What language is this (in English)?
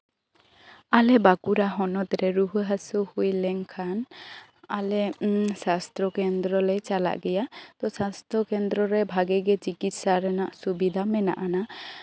Santali